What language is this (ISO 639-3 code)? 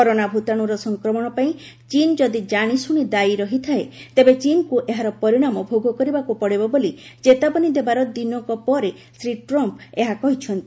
ori